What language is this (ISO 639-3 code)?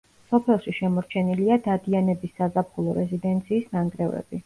kat